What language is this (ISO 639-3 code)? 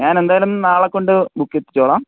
mal